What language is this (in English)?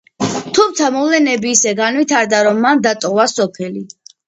Georgian